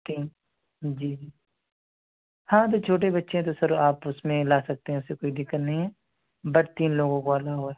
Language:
Urdu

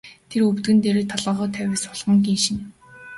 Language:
Mongolian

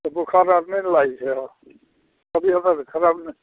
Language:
Maithili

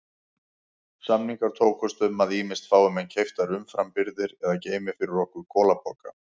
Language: Icelandic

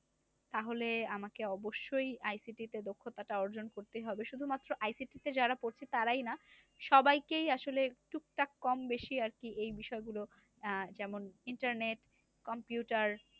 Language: Bangla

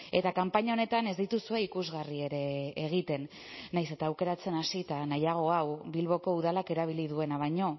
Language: Basque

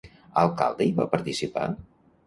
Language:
Catalan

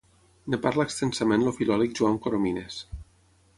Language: Catalan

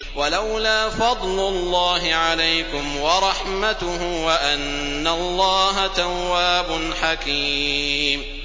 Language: Arabic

